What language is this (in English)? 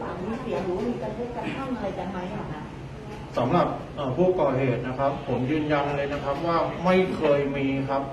Thai